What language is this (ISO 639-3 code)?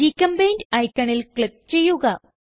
mal